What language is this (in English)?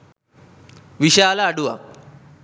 Sinhala